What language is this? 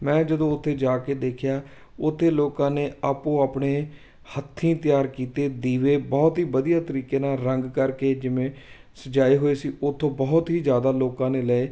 Punjabi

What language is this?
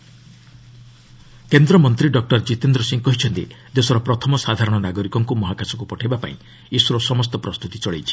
Odia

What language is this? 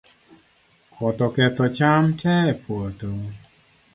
Luo (Kenya and Tanzania)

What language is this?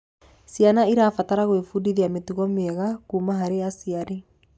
Kikuyu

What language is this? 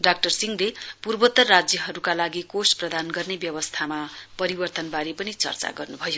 Nepali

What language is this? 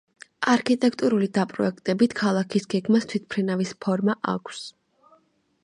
Georgian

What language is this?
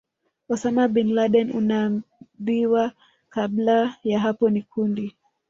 Swahili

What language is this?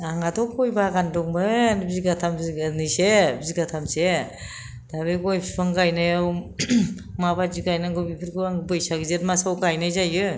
Bodo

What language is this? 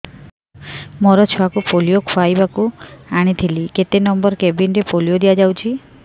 Odia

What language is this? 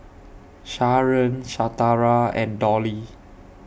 English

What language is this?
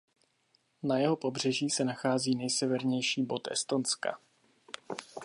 Czech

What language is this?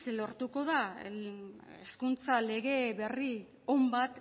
Basque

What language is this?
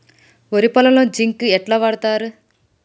Telugu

